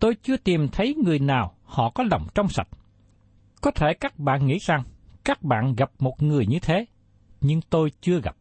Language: Vietnamese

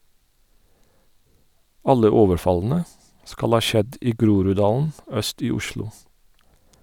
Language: Norwegian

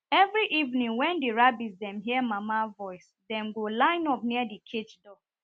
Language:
Nigerian Pidgin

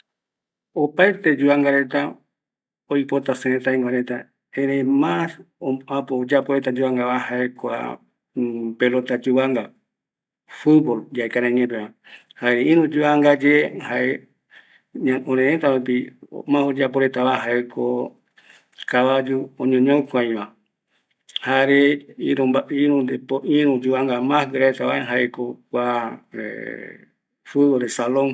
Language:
Eastern Bolivian Guaraní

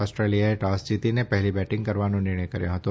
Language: Gujarati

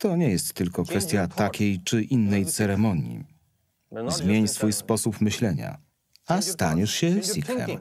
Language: Polish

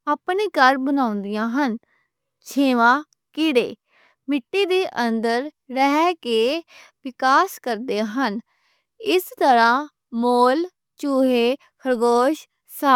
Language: Western Panjabi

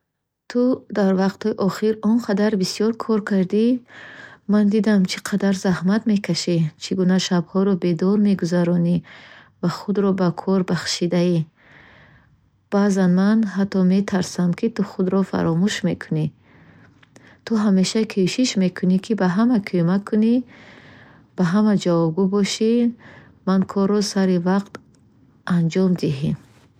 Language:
Bukharic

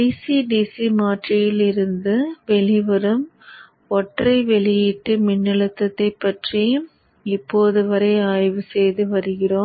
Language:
Tamil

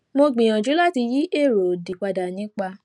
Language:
Yoruba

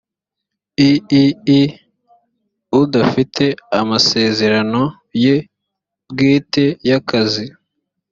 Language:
Kinyarwanda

